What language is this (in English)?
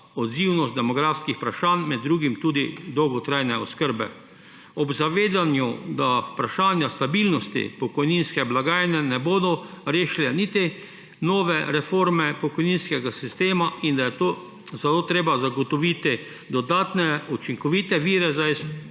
Slovenian